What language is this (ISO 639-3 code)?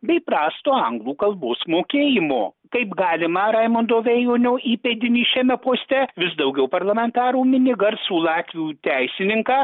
lit